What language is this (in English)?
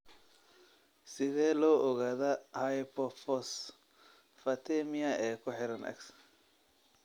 Somali